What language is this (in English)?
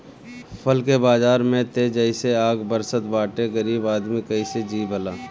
Bhojpuri